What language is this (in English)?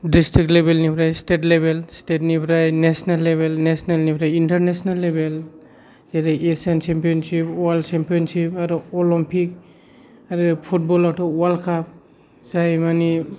Bodo